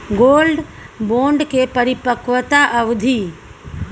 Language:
Maithili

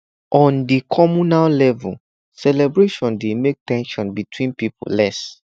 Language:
Nigerian Pidgin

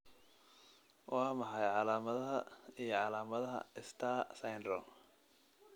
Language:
Somali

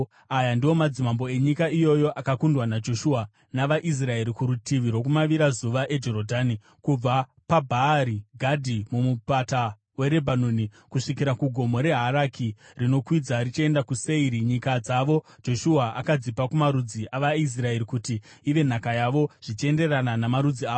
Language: Shona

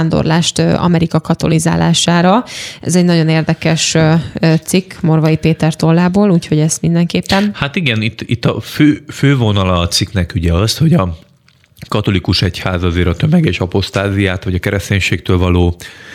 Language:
Hungarian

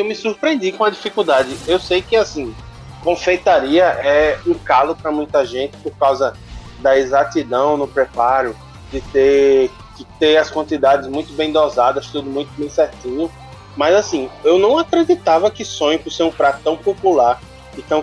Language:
Portuguese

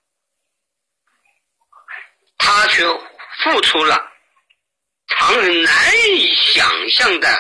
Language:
Chinese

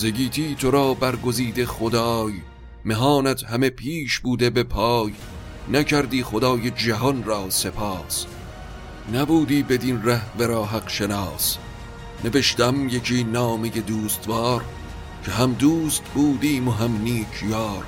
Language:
Persian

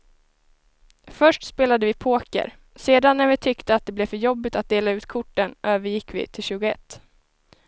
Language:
Swedish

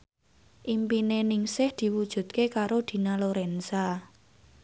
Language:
Javanese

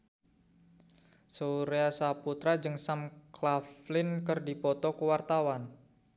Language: Sundanese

